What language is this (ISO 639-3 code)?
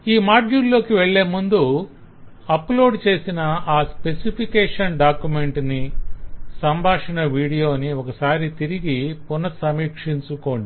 tel